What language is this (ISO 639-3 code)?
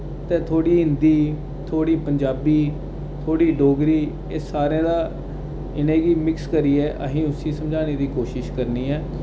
doi